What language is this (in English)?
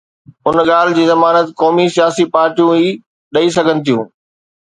Sindhi